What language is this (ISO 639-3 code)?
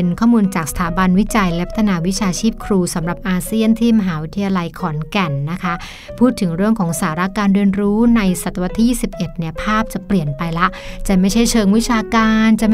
tha